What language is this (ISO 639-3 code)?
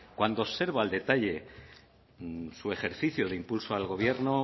spa